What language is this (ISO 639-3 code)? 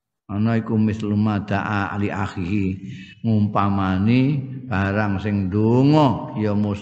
ind